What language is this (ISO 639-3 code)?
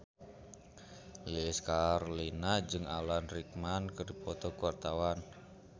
sun